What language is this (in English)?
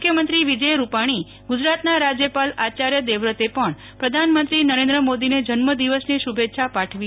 Gujarati